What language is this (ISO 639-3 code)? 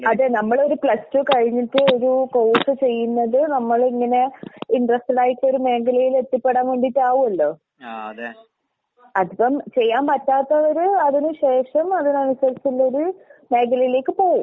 mal